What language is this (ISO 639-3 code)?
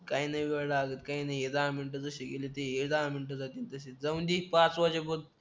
mar